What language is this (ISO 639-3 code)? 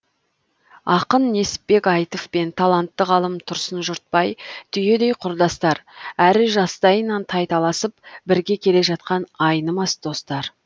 kaz